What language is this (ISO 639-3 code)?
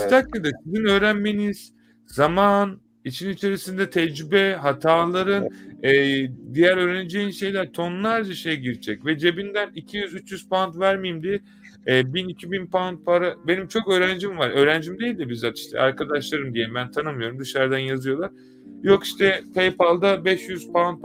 tur